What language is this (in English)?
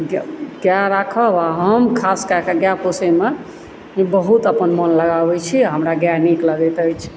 Maithili